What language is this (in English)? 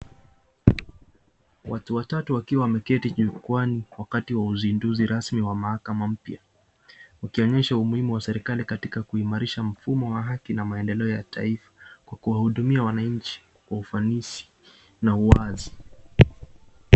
Swahili